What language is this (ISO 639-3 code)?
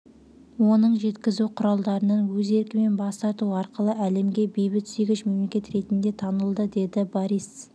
kaz